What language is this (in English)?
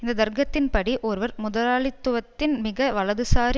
Tamil